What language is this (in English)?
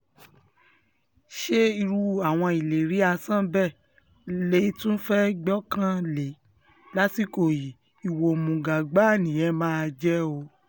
Yoruba